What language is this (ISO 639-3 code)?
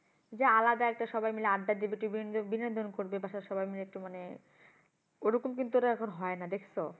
ben